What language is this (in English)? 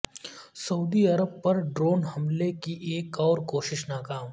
Urdu